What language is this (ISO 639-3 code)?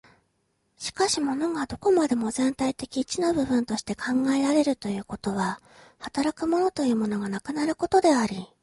jpn